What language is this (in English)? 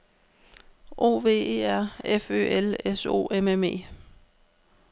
Danish